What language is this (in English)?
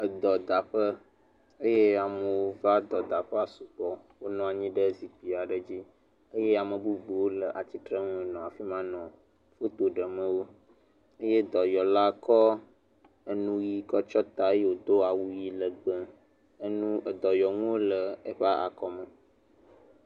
Ewe